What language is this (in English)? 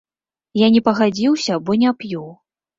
Belarusian